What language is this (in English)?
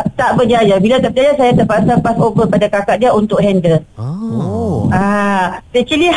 Malay